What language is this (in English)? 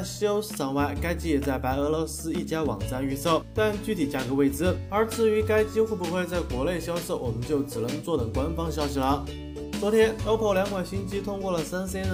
Chinese